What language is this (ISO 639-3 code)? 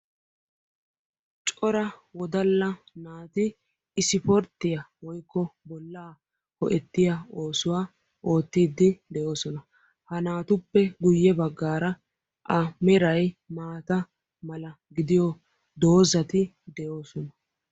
wal